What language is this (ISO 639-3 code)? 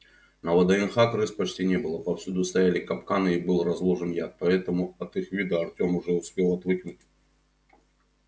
rus